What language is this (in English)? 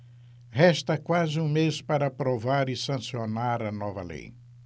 Portuguese